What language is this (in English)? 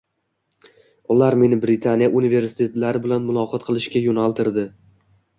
Uzbek